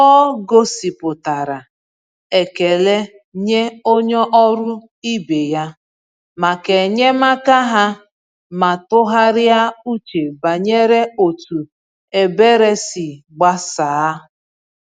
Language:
Igbo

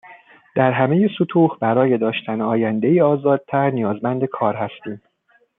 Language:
Persian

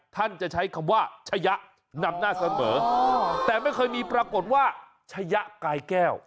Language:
Thai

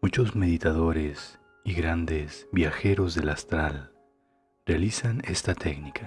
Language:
Spanish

